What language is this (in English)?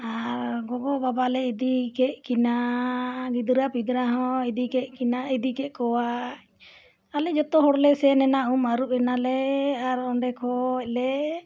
Santali